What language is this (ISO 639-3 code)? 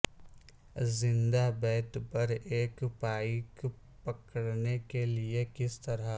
urd